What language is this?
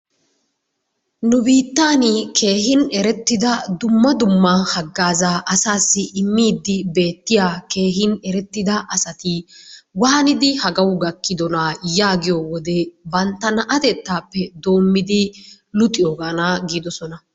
Wolaytta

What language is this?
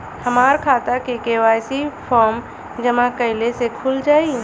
Bhojpuri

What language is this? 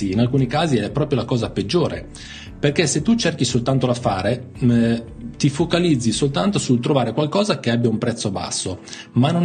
Italian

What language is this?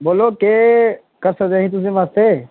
Dogri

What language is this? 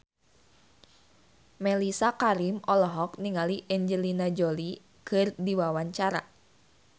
Sundanese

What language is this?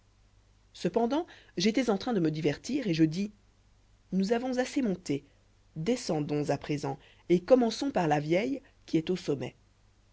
French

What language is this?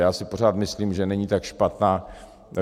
Czech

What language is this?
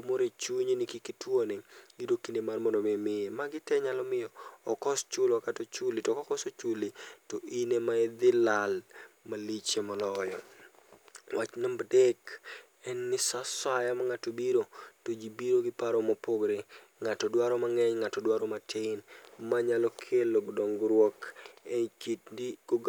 Luo (Kenya and Tanzania)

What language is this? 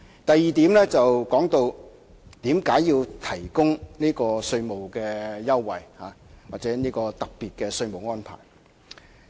Cantonese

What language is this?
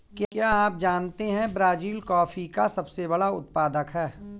Hindi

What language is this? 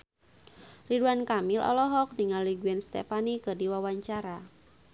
Sundanese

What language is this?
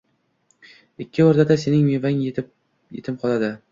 Uzbek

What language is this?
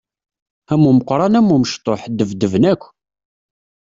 Kabyle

